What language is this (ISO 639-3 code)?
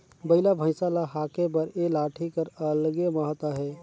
hne